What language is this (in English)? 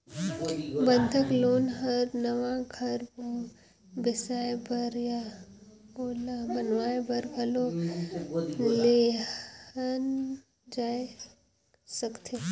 Chhattisgarhi